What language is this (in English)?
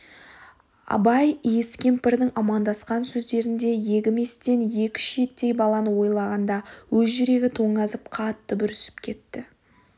Kazakh